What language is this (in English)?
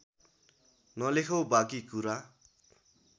Nepali